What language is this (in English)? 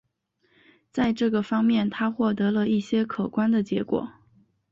Chinese